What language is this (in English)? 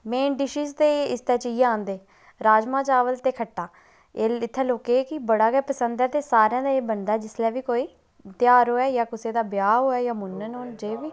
Dogri